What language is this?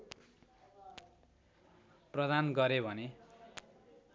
Nepali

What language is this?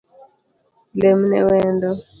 Luo (Kenya and Tanzania)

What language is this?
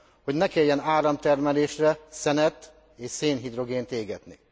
Hungarian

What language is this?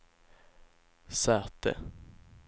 Swedish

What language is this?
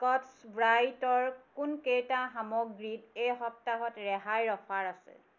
Assamese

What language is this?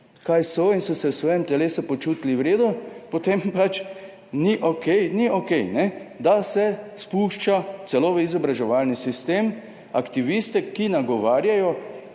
Slovenian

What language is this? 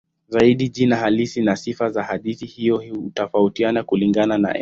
Swahili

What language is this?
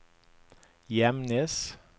Norwegian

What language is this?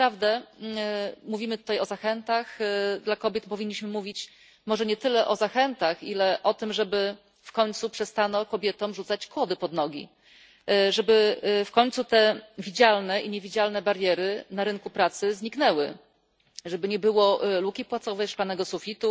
Polish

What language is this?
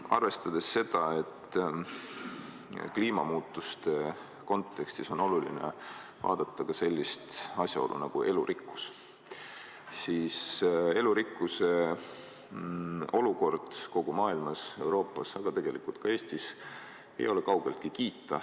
Estonian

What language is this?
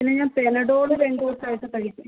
Malayalam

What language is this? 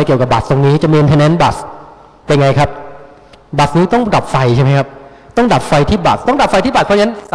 Thai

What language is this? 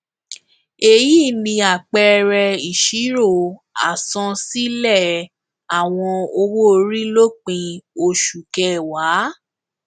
Yoruba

